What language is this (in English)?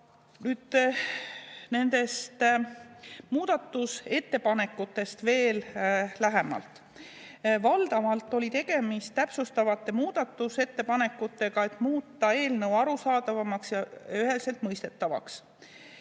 Estonian